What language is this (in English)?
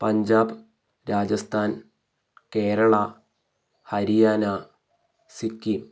Malayalam